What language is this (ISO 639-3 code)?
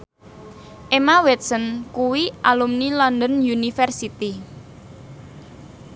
jav